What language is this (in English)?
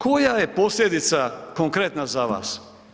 Croatian